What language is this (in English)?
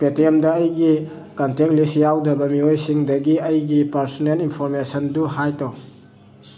Manipuri